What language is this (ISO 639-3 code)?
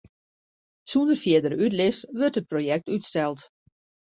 fry